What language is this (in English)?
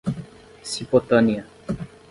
Portuguese